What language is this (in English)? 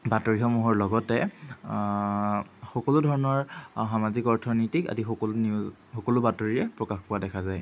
Assamese